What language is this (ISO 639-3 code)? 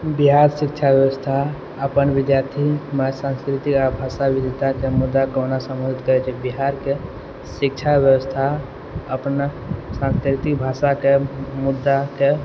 mai